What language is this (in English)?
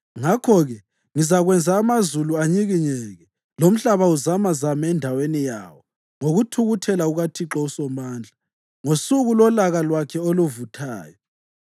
North Ndebele